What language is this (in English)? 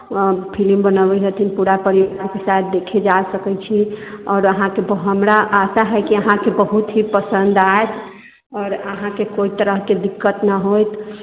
Maithili